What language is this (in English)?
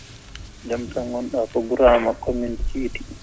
Fula